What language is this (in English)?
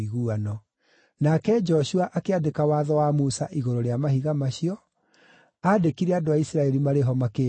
Kikuyu